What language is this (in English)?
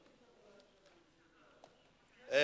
Hebrew